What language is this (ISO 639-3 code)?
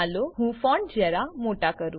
guj